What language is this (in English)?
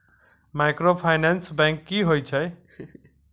Maithili